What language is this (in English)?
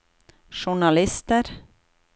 Norwegian